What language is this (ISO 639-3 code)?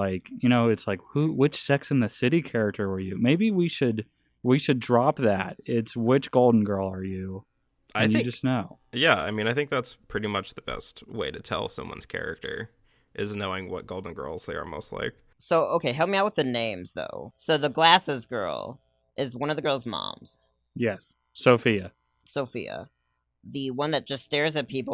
eng